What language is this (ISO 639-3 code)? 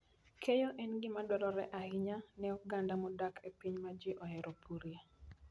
luo